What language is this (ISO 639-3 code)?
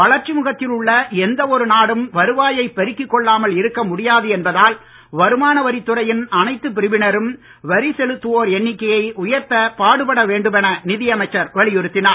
tam